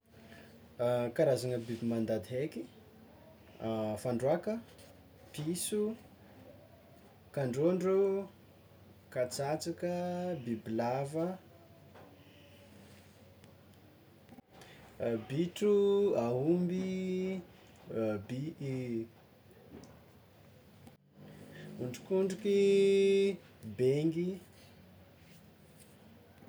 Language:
Tsimihety Malagasy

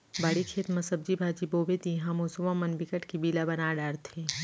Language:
Chhattisgarhi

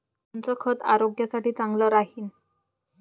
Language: Marathi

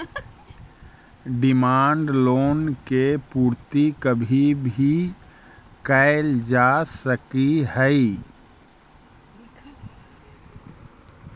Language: Magahi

